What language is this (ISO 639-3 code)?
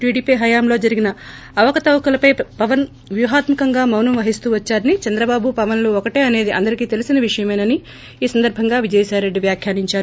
tel